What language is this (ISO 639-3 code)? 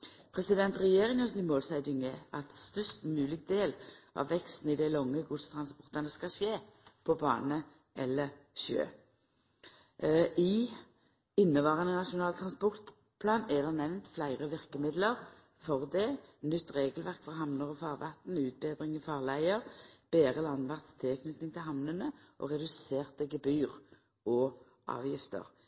nno